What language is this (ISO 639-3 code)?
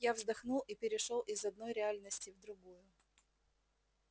rus